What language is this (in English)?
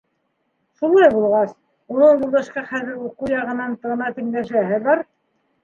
Bashkir